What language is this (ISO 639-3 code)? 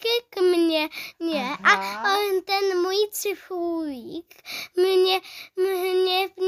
ces